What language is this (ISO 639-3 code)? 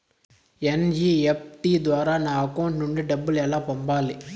tel